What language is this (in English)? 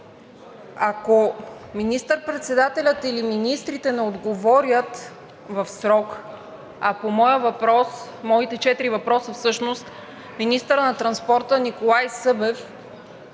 Bulgarian